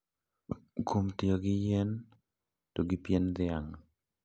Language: Luo (Kenya and Tanzania)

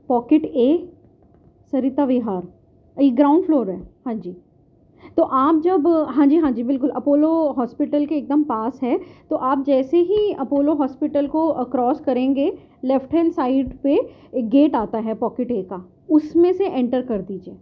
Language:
Urdu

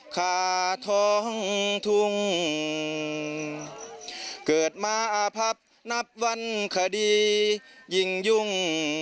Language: Thai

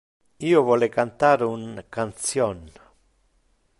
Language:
Interlingua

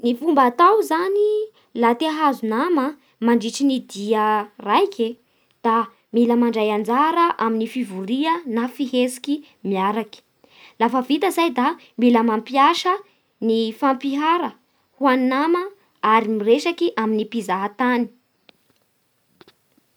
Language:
Bara Malagasy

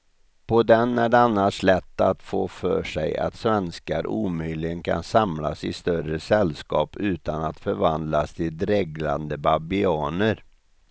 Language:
Swedish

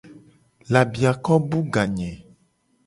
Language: Gen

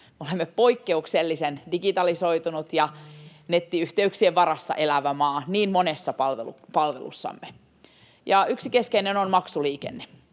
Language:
Finnish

